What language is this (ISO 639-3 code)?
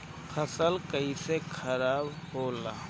bho